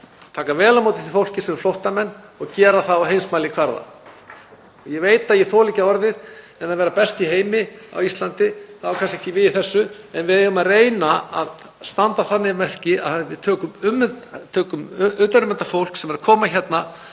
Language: Icelandic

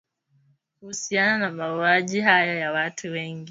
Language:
Swahili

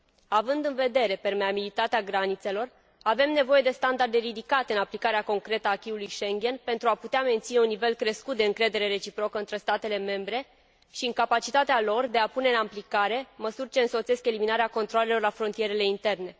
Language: Romanian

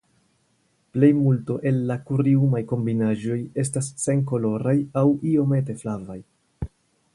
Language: Esperanto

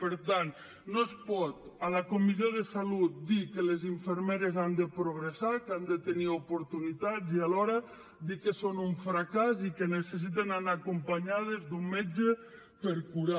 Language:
Catalan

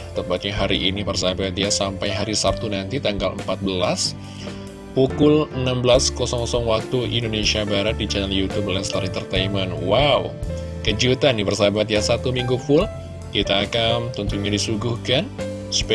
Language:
Indonesian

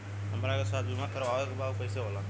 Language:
Bhojpuri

